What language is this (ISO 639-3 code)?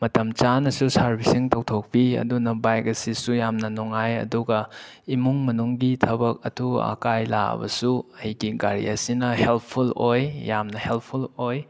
mni